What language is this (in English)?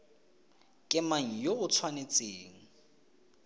Tswana